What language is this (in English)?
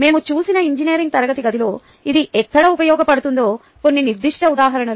Telugu